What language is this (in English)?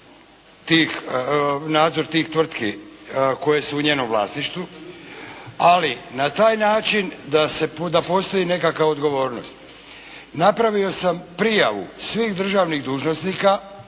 Croatian